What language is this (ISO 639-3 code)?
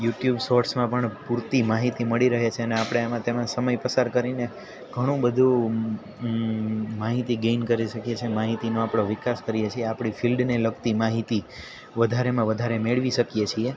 guj